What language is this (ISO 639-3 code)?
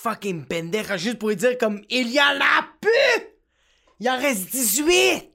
fra